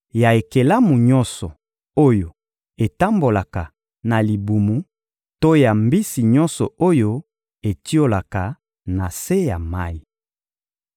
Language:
Lingala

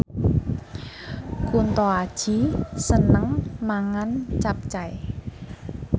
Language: Javanese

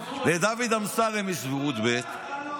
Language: Hebrew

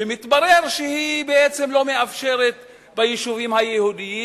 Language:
Hebrew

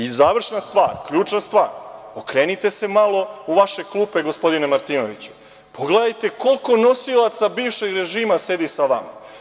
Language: Serbian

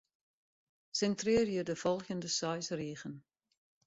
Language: Western Frisian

